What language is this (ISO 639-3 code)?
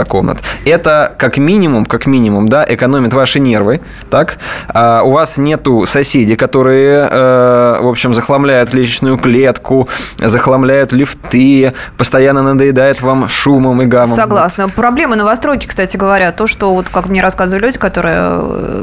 rus